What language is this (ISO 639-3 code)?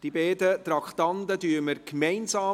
gsw